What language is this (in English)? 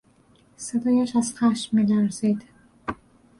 Persian